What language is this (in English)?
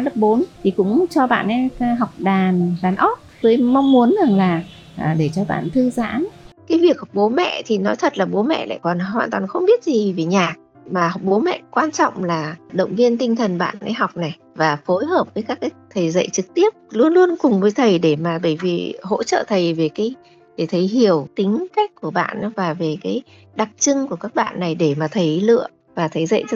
Vietnamese